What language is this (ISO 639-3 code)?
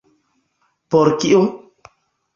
epo